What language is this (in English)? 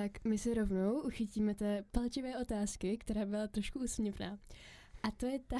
Czech